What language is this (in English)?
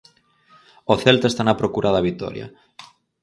Galician